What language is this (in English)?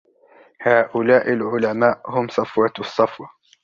Arabic